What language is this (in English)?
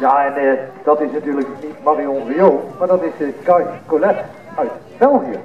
Dutch